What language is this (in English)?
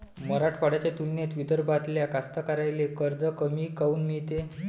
Marathi